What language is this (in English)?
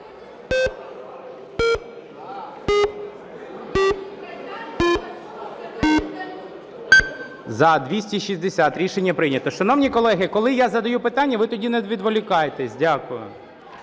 Ukrainian